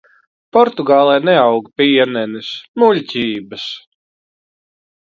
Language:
Latvian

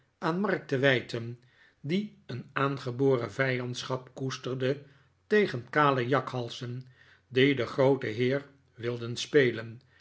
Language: Dutch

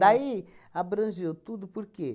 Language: Portuguese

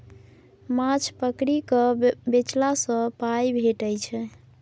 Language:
Maithili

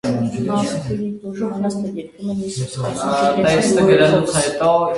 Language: Armenian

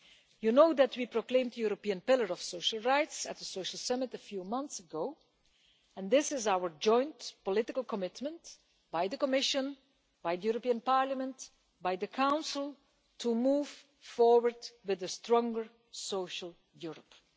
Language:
English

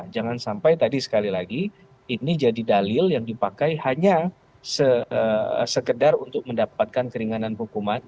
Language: Indonesian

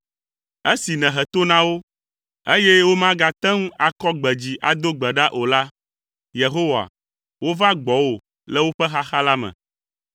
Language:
Ewe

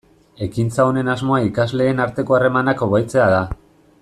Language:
Basque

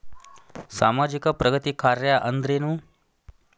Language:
Kannada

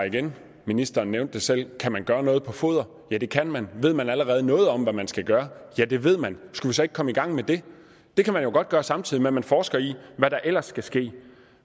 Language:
Danish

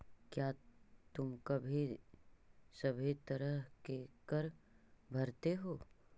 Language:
Magahi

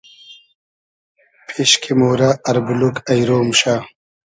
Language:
Hazaragi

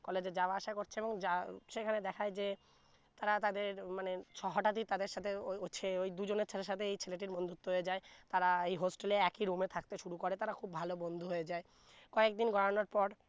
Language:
Bangla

